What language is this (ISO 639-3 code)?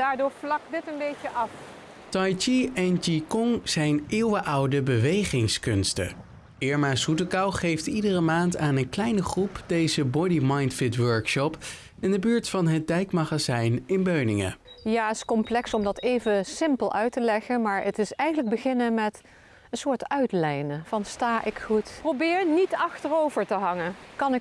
nld